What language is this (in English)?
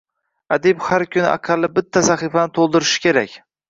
Uzbek